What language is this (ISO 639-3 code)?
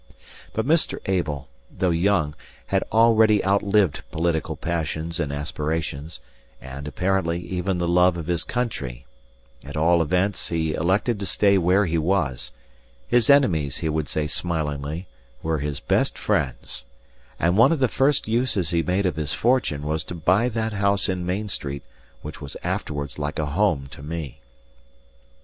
eng